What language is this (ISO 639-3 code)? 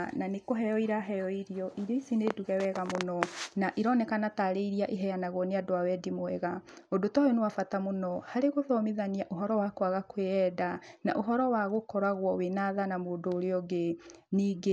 kik